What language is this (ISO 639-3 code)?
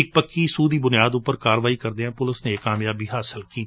pan